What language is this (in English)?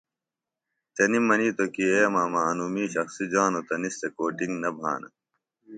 Phalura